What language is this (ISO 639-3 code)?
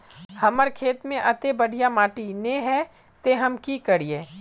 mag